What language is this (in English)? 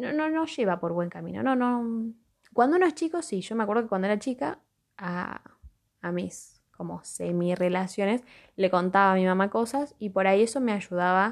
Spanish